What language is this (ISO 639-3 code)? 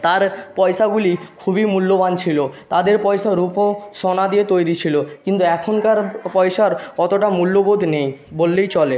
ben